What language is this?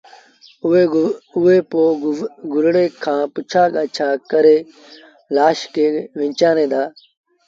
Sindhi Bhil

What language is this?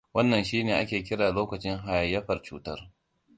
Hausa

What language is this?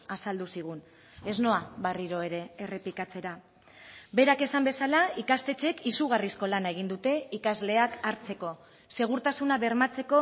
Basque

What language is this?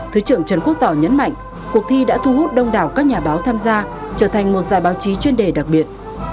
Vietnamese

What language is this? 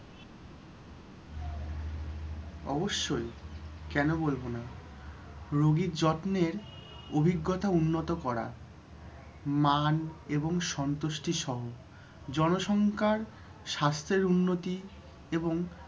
Bangla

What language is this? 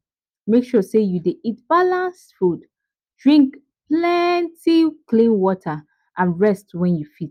Nigerian Pidgin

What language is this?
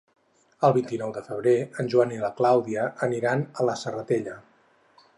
Catalan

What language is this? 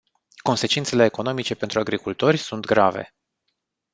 Romanian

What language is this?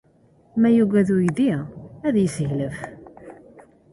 Kabyle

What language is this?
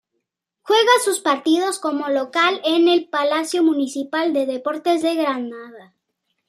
Spanish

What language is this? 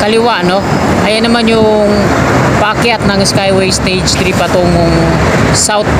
Filipino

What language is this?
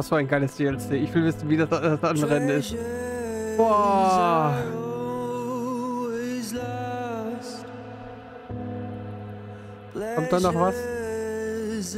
German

